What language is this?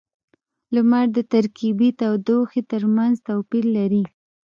Pashto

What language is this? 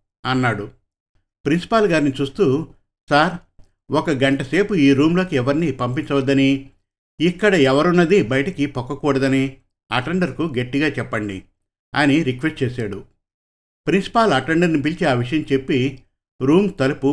Telugu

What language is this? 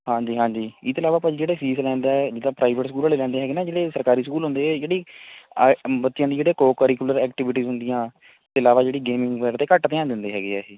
Punjabi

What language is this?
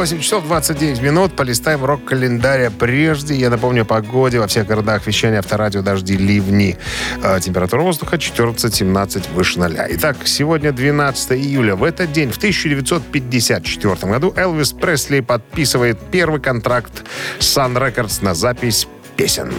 Russian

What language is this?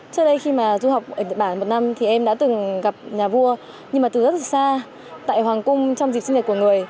Vietnamese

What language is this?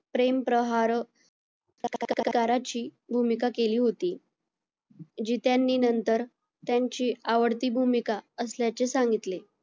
Marathi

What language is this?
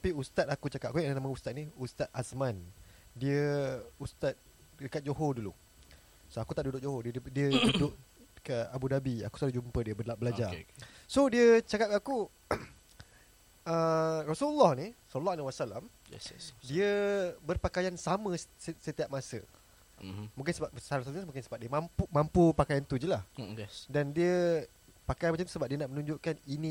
Malay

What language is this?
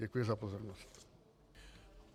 Czech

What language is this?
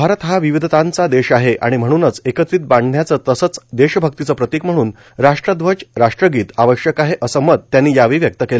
Marathi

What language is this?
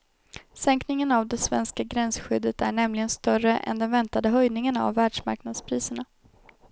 Swedish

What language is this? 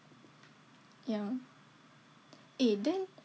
English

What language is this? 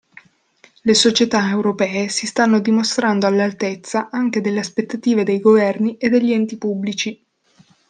Italian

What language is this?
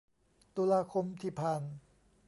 Thai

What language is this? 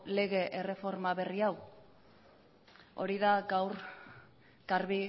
Basque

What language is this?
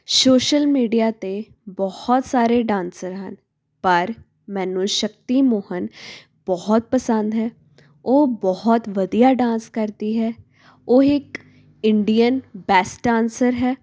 Punjabi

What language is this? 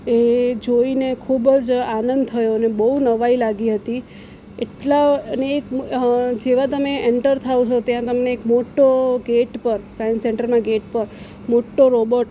Gujarati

